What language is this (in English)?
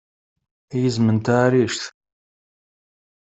Kabyle